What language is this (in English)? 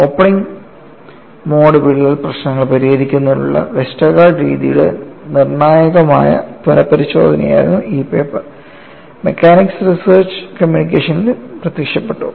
Malayalam